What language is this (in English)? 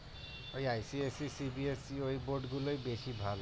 Bangla